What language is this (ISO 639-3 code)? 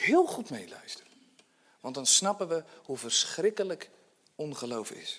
nld